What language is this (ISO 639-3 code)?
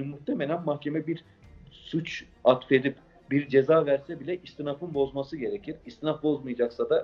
tur